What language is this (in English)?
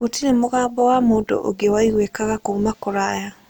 Kikuyu